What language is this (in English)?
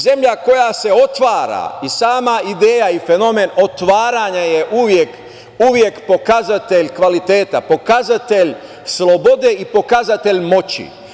Serbian